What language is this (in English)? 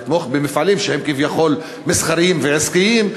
Hebrew